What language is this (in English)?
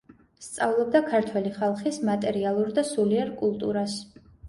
Georgian